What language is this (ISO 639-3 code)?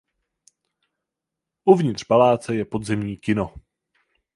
ces